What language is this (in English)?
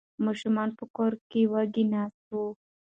Pashto